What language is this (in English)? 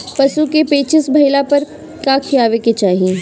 Bhojpuri